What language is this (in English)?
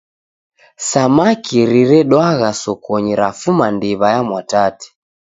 Taita